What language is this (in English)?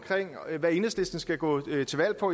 Danish